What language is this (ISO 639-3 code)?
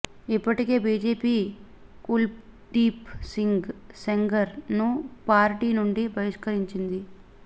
tel